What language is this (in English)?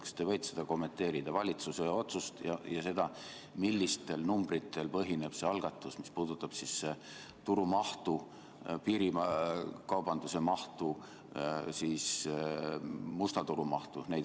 Estonian